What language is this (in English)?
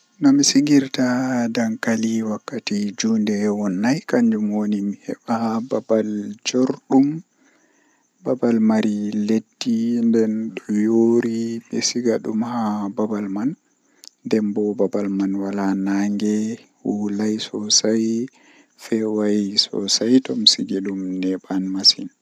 Western Niger Fulfulde